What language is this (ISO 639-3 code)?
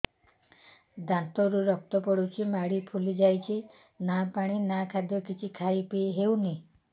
ori